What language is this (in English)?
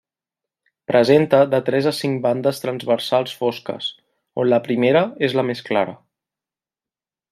Catalan